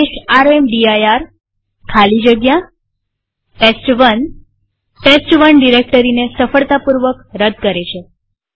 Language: Gujarati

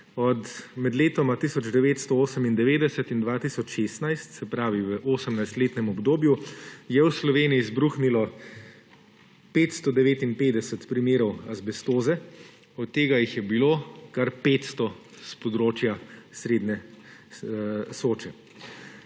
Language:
Slovenian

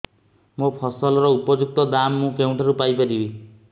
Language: Odia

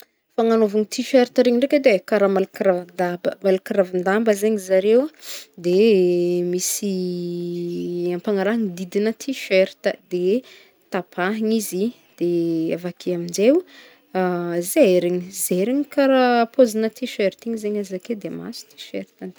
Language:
Northern Betsimisaraka Malagasy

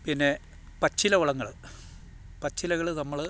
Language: Malayalam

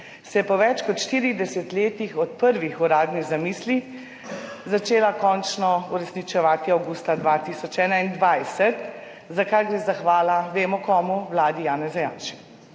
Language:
Slovenian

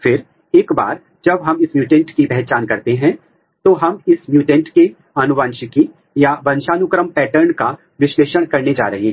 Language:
Hindi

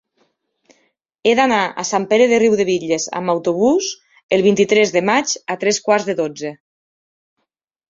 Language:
Catalan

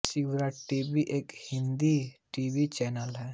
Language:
Hindi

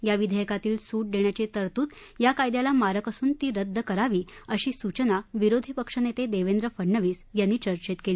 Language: Marathi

